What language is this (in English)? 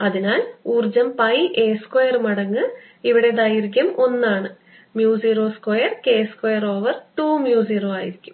Malayalam